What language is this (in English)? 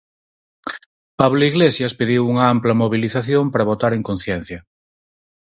Galician